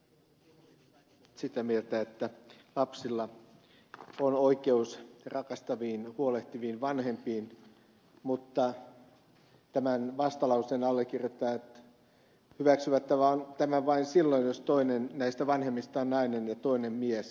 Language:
Finnish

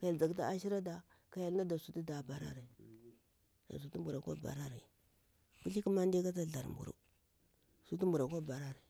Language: Bura-Pabir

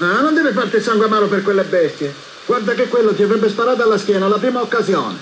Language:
Italian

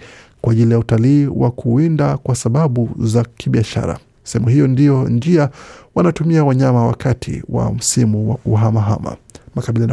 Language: Swahili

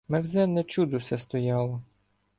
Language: Ukrainian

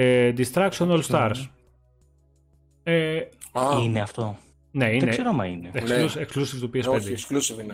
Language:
Greek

